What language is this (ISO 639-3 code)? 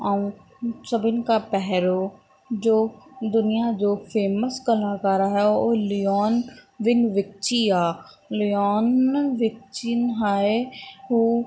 snd